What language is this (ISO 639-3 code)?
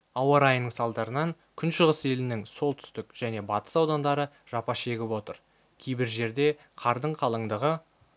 kaz